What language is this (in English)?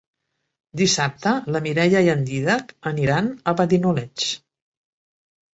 Catalan